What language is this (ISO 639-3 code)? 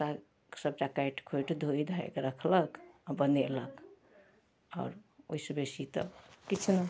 mai